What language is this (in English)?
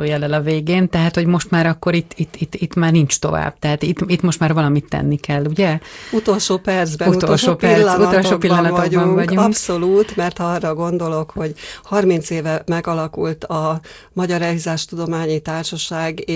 Hungarian